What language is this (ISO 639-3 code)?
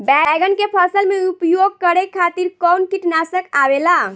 bho